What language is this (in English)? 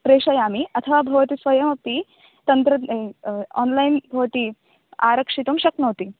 Sanskrit